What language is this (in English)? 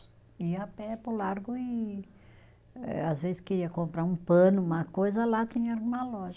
Portuguese